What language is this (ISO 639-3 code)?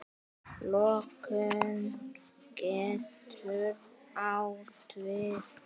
isl